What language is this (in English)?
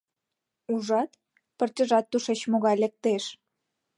Mari